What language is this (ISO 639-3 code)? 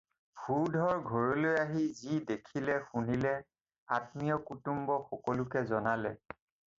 asm